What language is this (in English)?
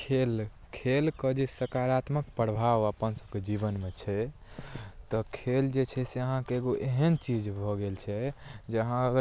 Maithili